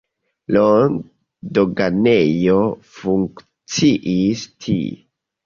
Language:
Esperanto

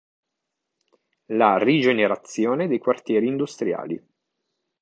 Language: Italian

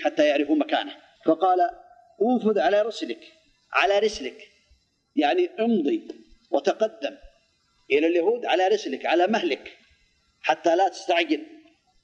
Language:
Arabic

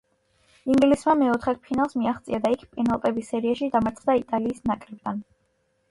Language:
Georgian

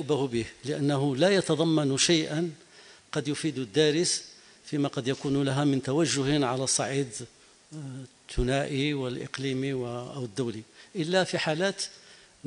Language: Arabic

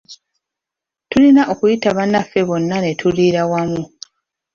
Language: Ganda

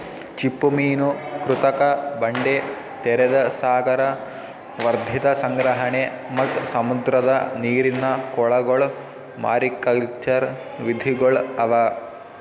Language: Kannada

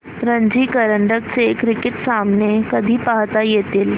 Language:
Marathi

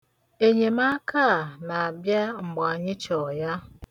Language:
Igbo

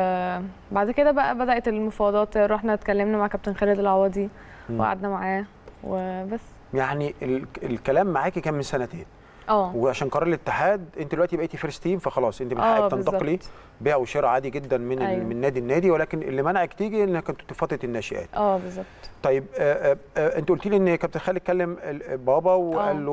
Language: Arabic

